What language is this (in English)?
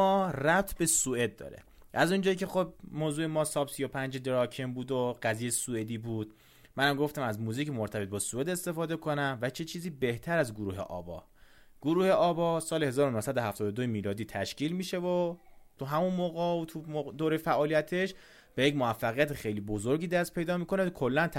Persian